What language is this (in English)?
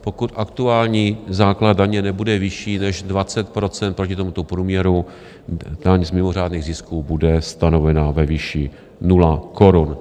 Czech